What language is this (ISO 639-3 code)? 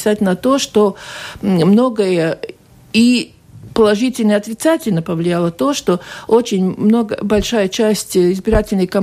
rus